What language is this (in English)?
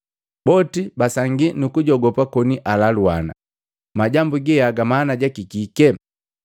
Matengo